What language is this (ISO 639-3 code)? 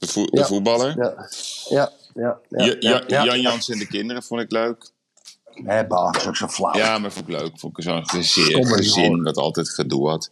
nld